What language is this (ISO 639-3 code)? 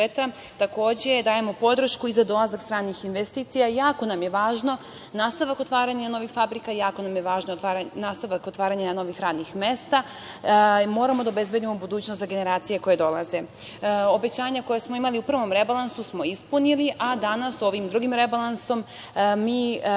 srp